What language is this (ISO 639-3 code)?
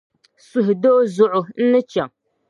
dag